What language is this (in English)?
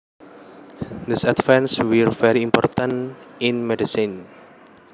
Javanese